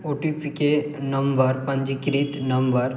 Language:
Maithili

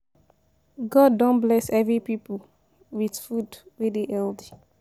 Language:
Nigerian Pidgin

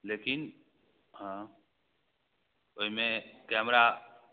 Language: Maithili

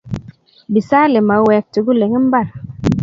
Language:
Kalenjin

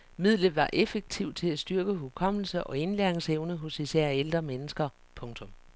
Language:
Danish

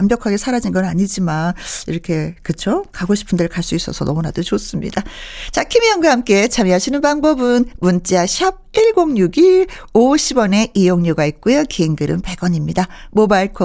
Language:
Korean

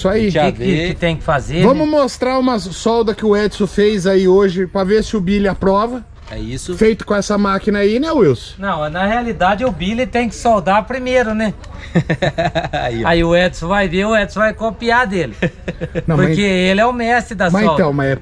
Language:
Portuguese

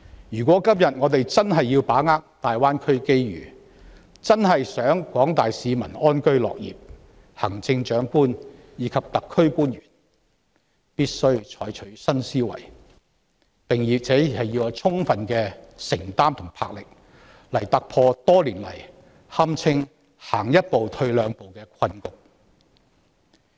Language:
Cantonese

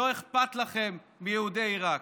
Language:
Hebrew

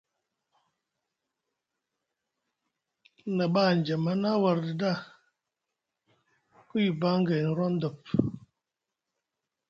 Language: Musgu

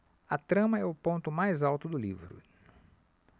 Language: Portuguese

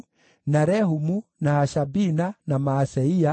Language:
Kikuyu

